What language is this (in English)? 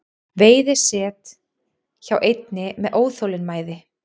Icelandic